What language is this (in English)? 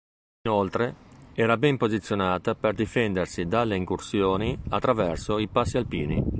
Italian